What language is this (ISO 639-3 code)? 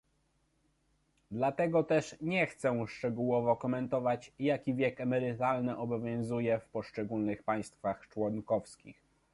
pol